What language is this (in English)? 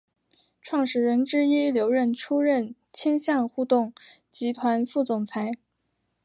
Chinese